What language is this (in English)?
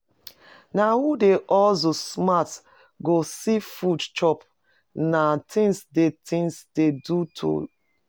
Nigerian Pidgin